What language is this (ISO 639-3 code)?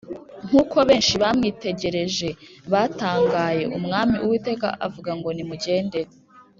kin